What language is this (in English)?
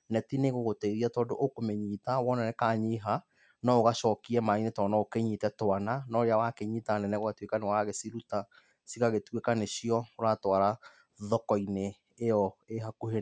Kikuyu